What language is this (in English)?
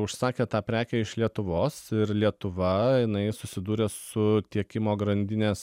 Lithuanian